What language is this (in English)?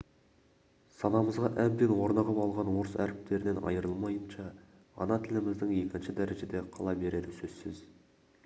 Kazakh